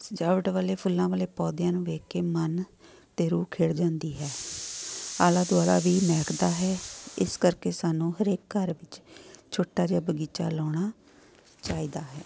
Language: Punjabi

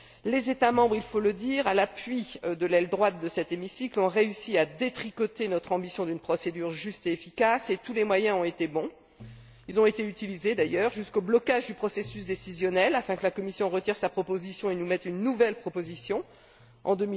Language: French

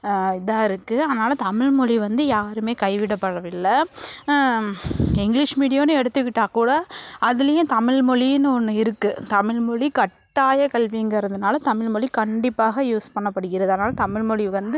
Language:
Tamil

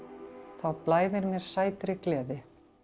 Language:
Icelandic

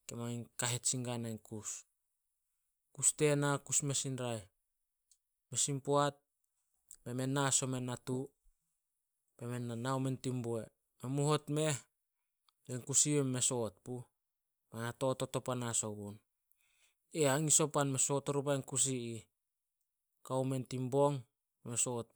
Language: Solos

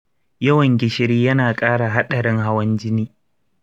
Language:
Hausa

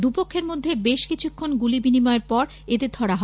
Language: Bangla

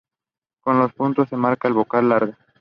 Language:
Spanish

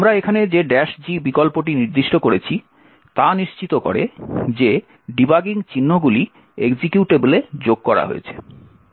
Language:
Bangla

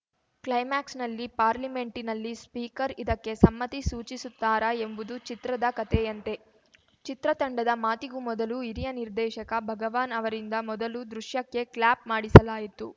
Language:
Kannada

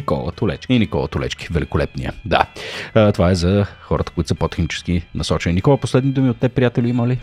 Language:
Bulgarian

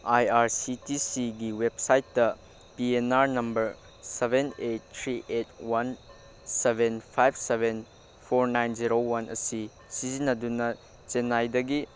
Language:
Manipuri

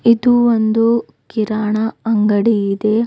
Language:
Kannada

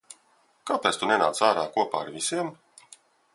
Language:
Latvian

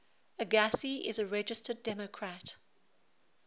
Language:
English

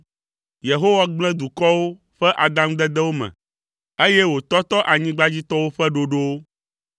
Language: Ewe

